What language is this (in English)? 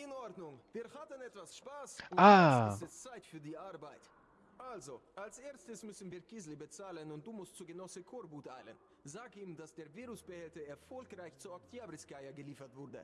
German